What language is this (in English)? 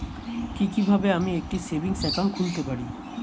Bangla